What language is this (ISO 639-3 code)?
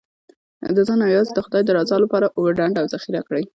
pus